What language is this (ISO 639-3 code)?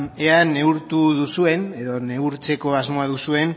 eus